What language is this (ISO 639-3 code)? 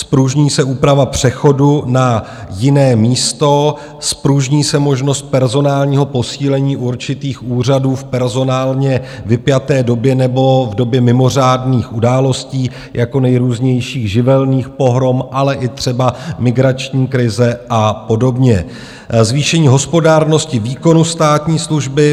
ces